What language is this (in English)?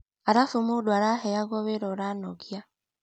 Kikuyu